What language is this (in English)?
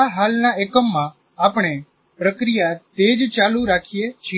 Gujarati